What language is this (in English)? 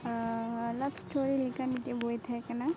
Santali